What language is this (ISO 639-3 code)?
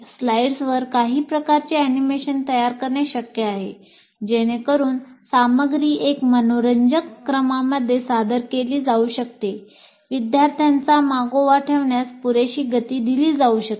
mar